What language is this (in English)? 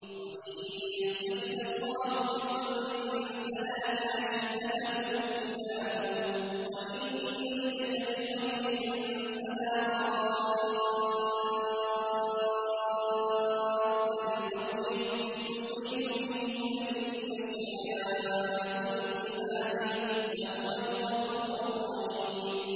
Arabic